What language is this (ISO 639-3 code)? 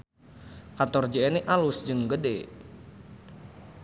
sun